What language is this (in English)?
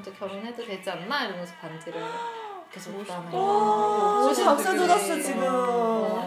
Korean